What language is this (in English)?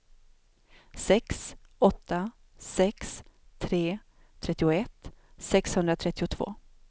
Swedish